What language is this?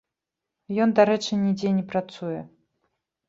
Belarusian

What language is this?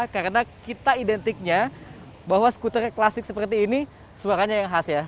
Indonesian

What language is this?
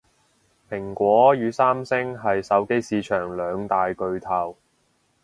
Cantonese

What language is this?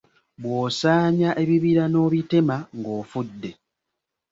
Ganda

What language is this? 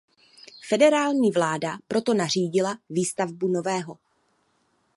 Czech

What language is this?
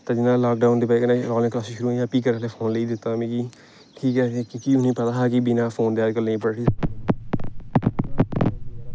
Dogri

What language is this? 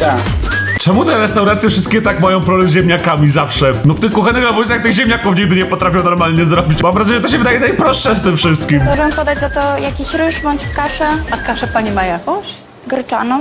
Polish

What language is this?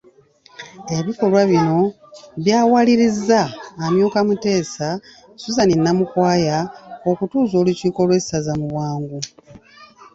Ganda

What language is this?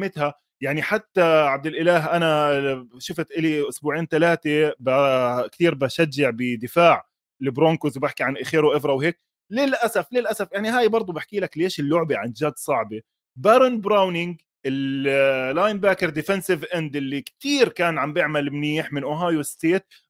Arabic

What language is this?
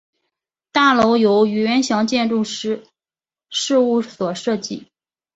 Chinese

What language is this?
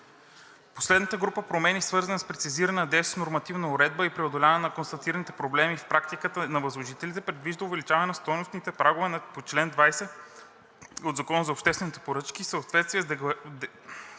Bulgarian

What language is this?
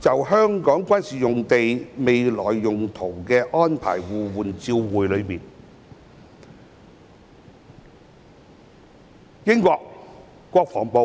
Cantonese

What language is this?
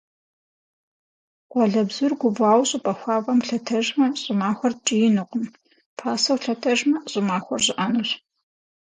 Kabardian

